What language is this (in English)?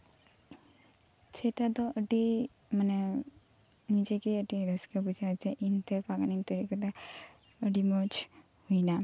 Santali